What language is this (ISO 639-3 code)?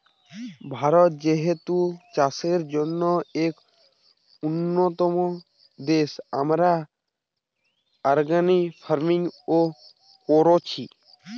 ben